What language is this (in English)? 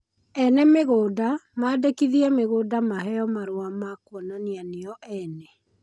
Kikuyu